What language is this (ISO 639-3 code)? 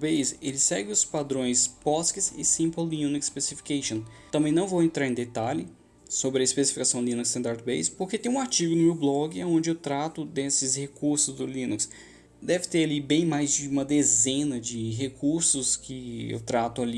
por